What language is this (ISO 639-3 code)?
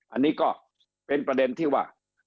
tha